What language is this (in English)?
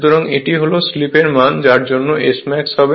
Bangla